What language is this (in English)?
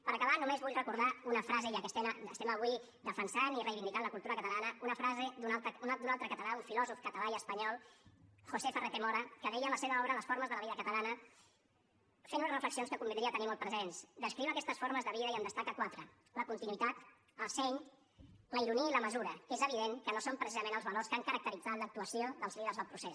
Catalan